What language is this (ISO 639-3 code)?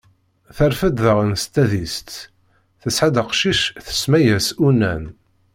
kab